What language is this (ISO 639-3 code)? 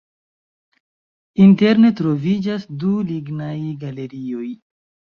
epo